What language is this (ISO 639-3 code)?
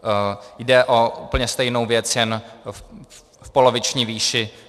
ces